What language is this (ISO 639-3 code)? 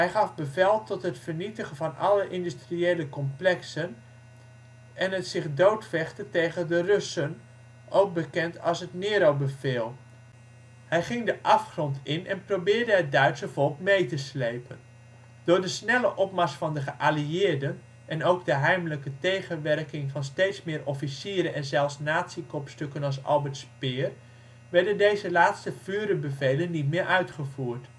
nld